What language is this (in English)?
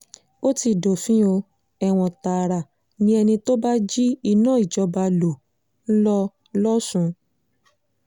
Yoruba